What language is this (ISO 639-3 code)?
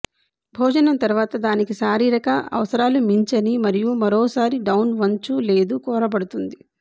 tel